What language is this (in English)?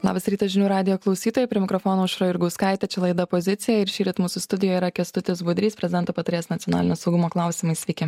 Lithuanian